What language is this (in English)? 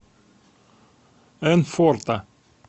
Russian